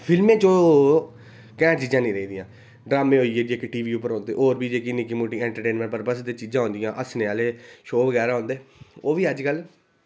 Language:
Dogri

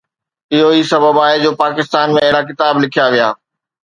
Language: Sindhi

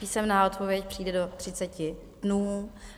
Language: Czech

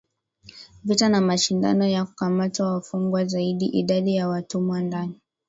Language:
Swahili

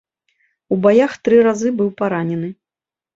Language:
Belarusian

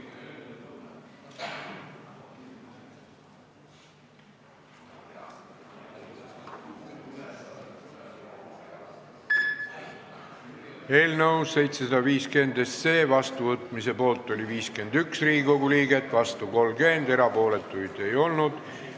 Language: Estonian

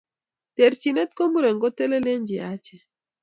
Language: Kalenjin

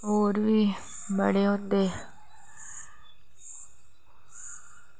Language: Dogri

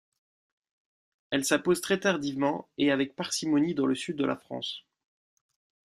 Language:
French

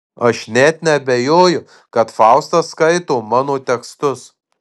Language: Lithuanian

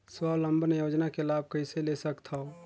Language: Chhattisgarhi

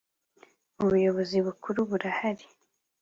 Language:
Kinyarwanda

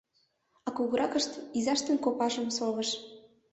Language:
Mari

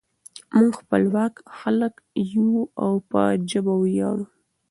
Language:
Pashto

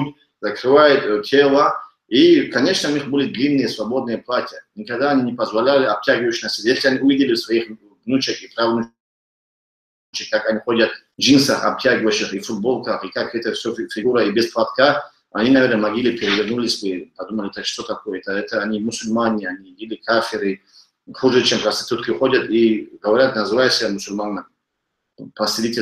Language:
Russian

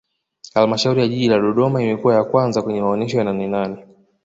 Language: Swahili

